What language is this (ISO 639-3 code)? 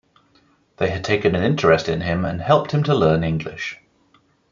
eng